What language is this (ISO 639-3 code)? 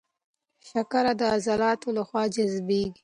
pus